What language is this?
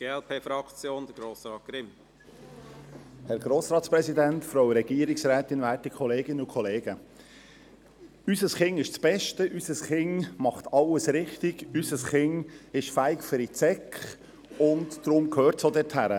Swiss German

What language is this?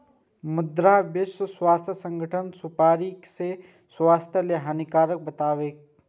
Maithili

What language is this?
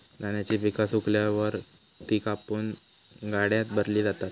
Marathi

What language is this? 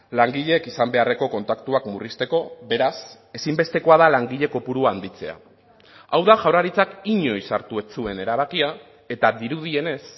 Basque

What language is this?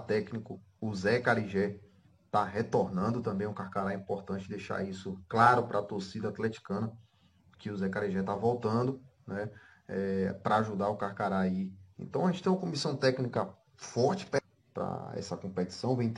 Portuguese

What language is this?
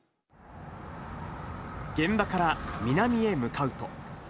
Japanese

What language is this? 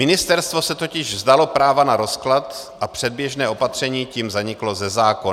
Czech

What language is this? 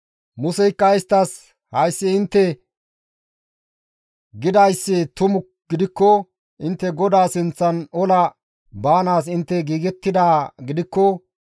Gamo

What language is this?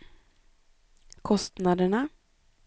Swedish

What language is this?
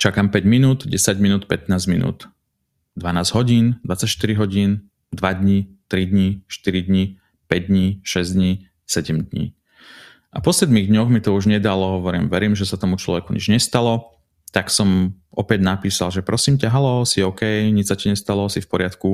Slovak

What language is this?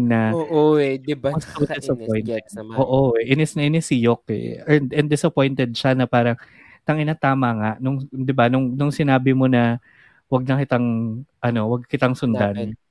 Filipino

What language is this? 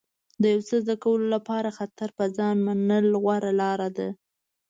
Pashto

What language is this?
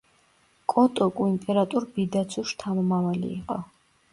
Georgian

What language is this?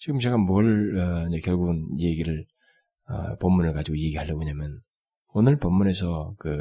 Korean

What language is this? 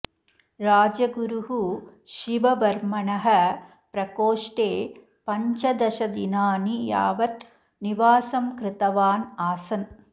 Sanskrit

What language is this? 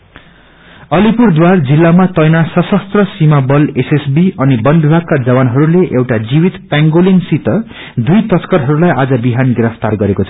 Nepali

